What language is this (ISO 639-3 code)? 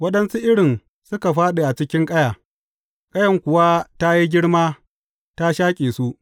hau